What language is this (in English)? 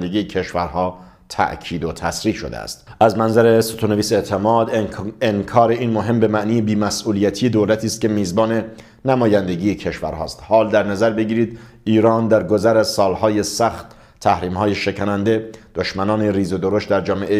Persian